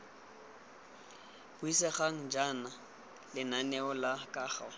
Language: Tswana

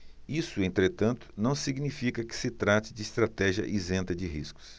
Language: Portuguese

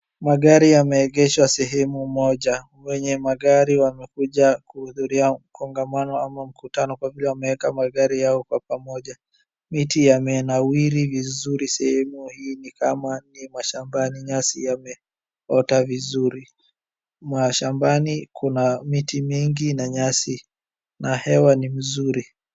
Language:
Swahili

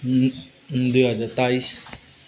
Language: Nepali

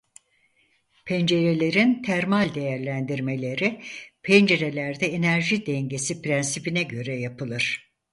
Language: Turkish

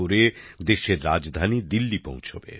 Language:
Bangla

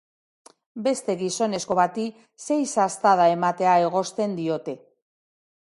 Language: Basque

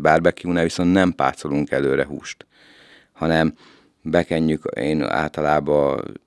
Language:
Hungarian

